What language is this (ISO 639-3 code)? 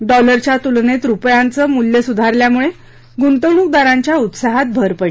mar